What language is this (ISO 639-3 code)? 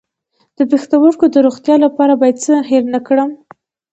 pus